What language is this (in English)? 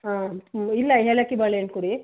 Kannada